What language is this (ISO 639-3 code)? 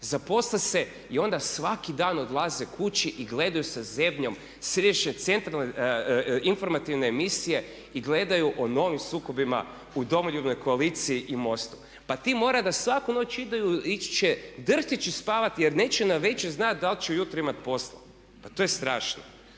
hrv